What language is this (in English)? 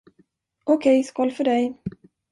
Swedish